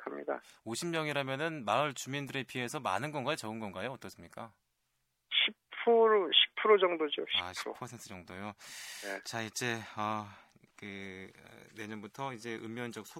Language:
Korean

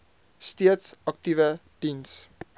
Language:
Afrikaans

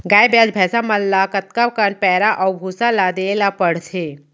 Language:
Chhattisgarhi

